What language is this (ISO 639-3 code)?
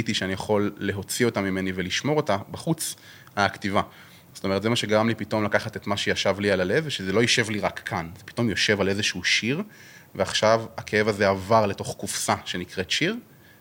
heb